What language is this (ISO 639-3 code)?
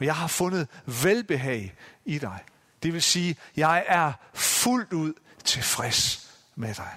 dan